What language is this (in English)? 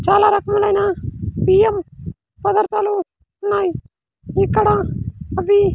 Telugu